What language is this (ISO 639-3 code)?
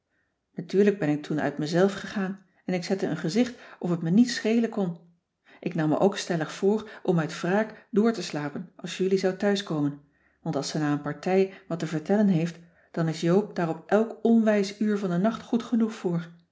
nld